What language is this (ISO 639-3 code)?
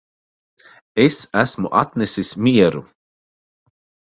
lav